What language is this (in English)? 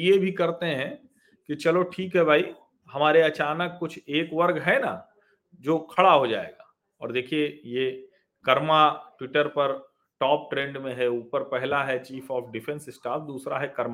Hindi